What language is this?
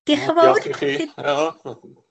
Welsh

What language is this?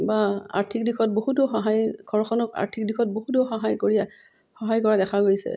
Assamese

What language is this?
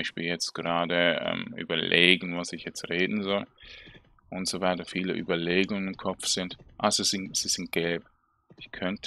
German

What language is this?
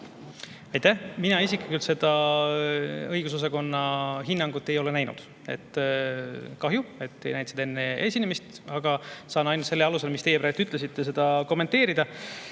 Estonian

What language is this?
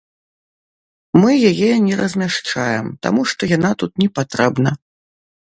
Belarusian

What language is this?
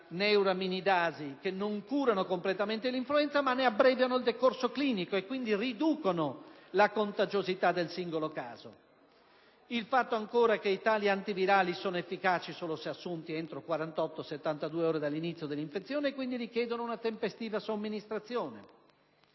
Italian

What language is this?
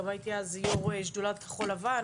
Hebrew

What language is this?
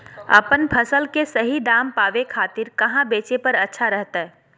Magahi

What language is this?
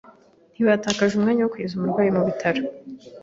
Kinyarwanda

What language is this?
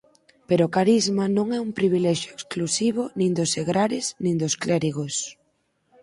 Galician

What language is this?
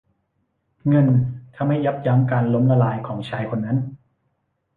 Thai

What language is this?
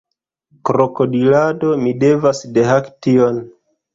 Esperanto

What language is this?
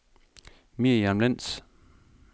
Danish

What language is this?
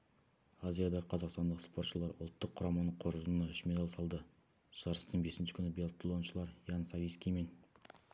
Kazakh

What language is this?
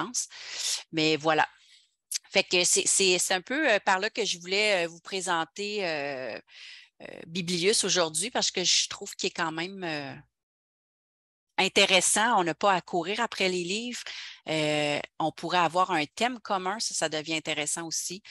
French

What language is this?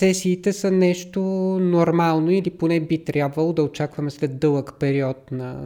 Bulgarian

